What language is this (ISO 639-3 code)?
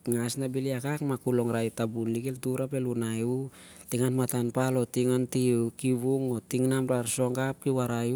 sjr